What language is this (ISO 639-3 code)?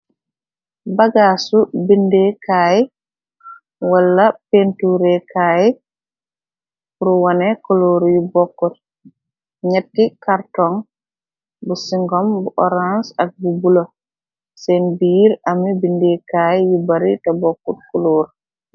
wol